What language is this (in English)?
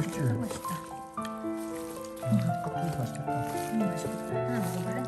Korean